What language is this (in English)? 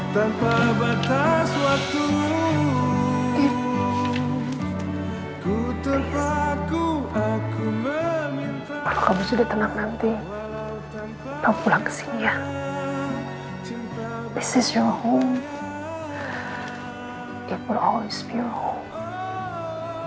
Indonesian